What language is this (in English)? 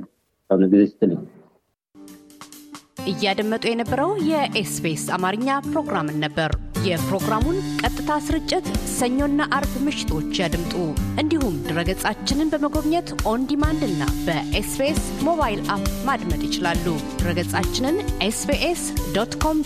Amharic